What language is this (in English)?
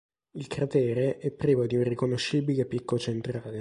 Italian